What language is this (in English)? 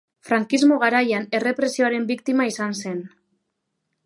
Basque